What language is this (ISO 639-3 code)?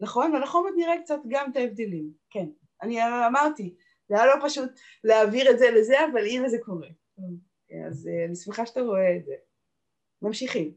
heb